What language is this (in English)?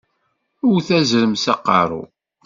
Kabyle